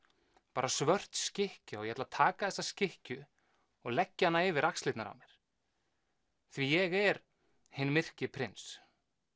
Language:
Icelandic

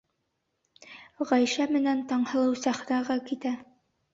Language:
Bashkir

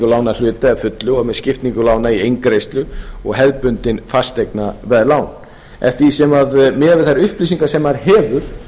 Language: Icelandic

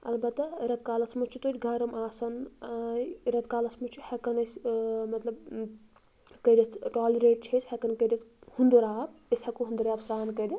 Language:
Kashmiri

